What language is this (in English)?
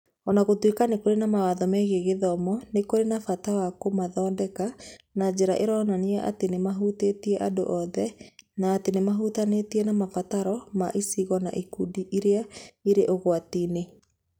Kikuyu